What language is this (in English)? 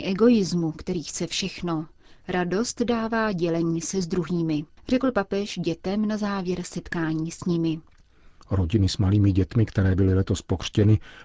Czech